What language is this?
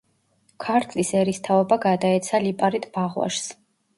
Georgian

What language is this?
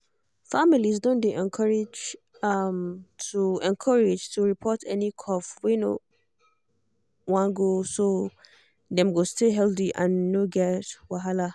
Nigerian Pidgin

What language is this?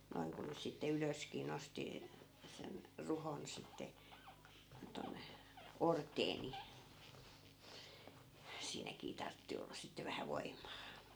Finnish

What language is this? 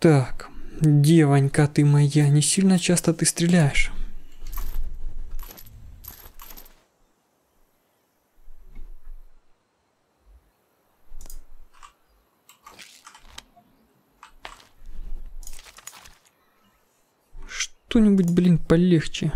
Russian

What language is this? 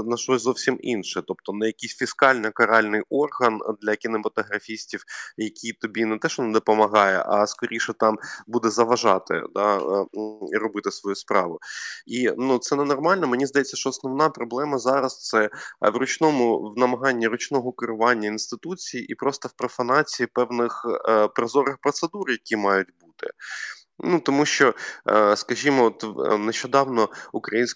Ukrainian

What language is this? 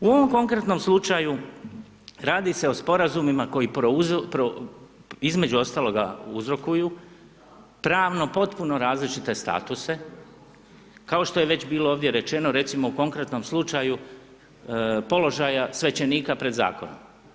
Croatian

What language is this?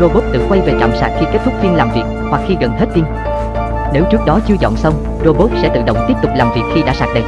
Vietnamese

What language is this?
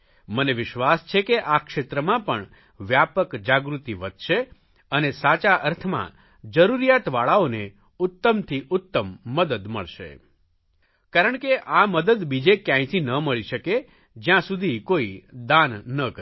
Gujarati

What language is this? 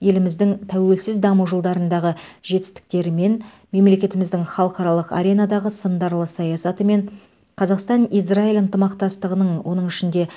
Kazakh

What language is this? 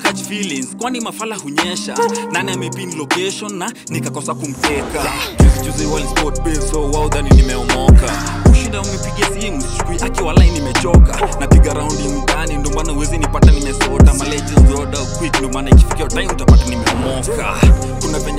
Vietnamese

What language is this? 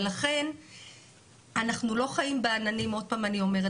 Hebrew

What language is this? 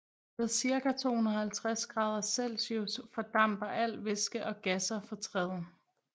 Danish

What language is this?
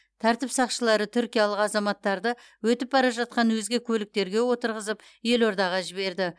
Kazakh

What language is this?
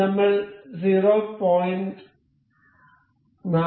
Malayalam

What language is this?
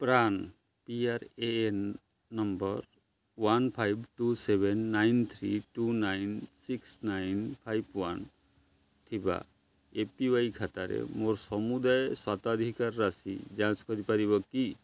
Odia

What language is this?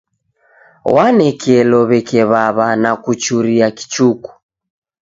Taita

